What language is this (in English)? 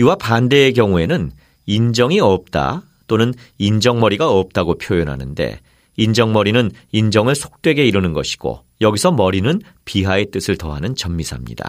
Korean